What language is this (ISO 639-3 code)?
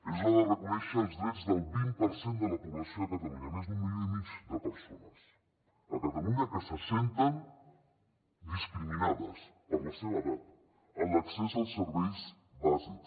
cat